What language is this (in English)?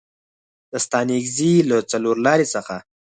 Pashto